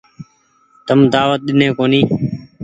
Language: Goaria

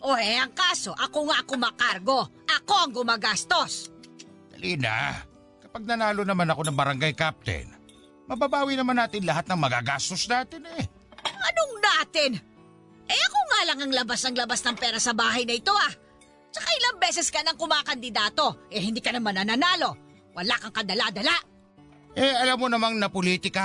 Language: Filipino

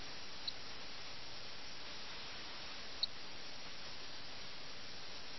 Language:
Malayalam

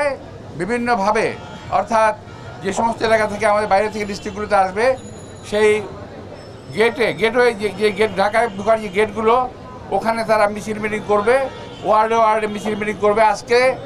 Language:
Romanian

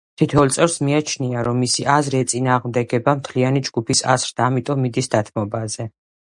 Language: Georgian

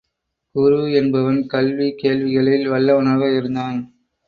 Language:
Tamil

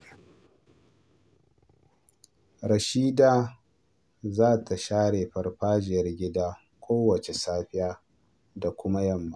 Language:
Hausa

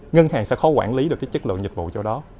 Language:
Vietnamese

